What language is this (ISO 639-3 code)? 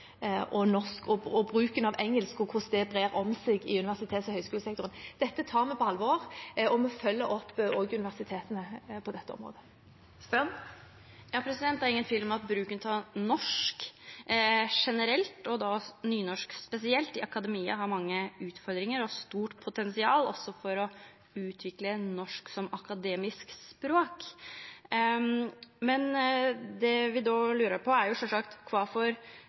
nor